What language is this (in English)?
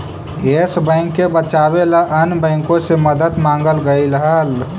Magahi